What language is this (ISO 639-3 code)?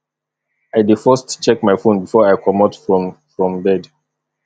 pcm